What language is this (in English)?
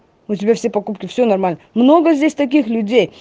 Russian